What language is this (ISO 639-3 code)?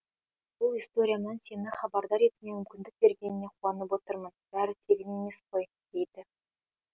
kaz